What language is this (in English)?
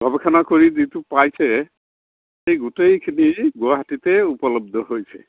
Assamese